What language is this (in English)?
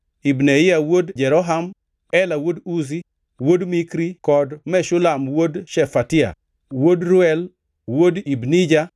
Luo (Kenya and Tanzania)